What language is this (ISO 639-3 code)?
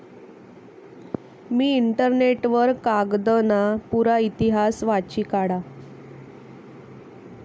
mar